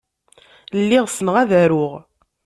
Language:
Kabyle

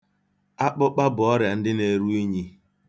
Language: Igbo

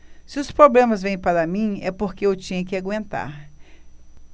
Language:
Portuguese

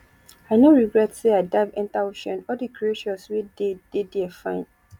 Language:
Nigerian Pidgin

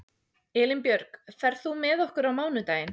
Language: Icelandic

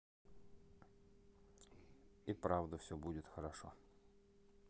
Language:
Russian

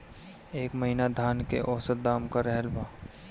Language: Bhojpuri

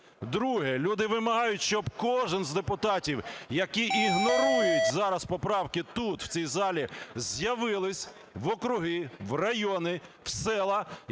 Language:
Ukrainian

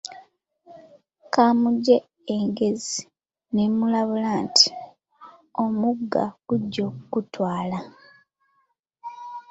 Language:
Ganda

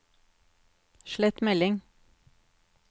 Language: Norwegian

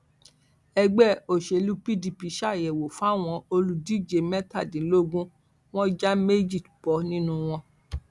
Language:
Yoruba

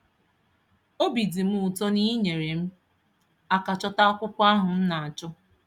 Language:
Igbo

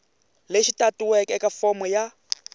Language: Tsonga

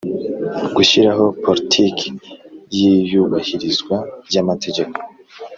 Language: Kinyarwanda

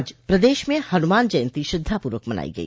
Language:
Hindi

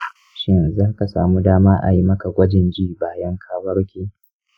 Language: Hausa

